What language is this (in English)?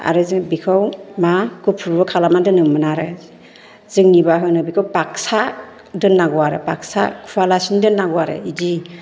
Bodo